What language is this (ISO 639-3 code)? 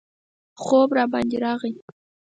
pus